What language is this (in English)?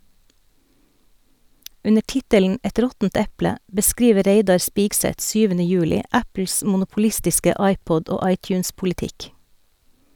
Norwegian